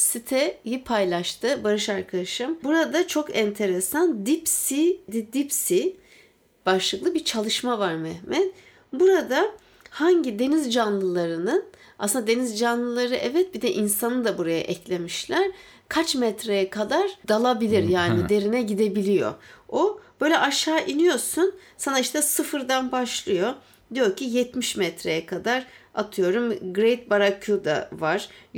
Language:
Turkish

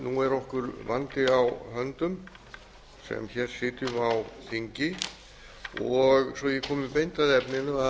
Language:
Icelandic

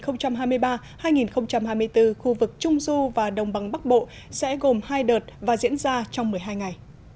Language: Vietnamese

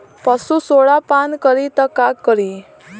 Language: Bhojpuri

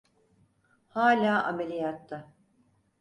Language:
Turkish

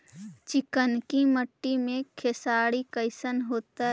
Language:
Magahi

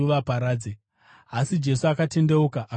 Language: Shona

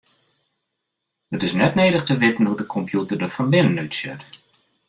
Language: Western Frisian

